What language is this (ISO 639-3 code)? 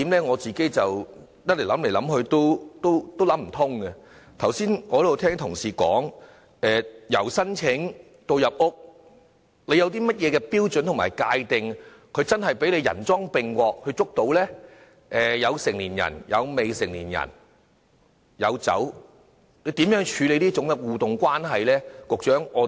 yue